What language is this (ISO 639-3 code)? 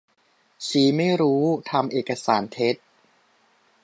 tha